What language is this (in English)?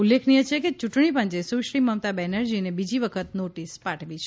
Gujarati